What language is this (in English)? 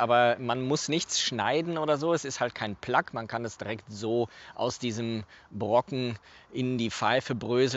German